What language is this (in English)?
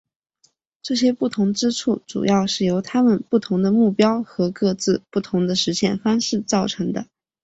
Chinese